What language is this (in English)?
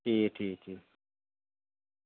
Dogri